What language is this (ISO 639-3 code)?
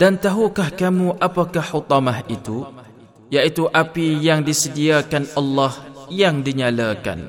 msa